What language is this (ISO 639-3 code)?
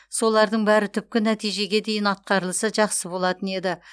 kaz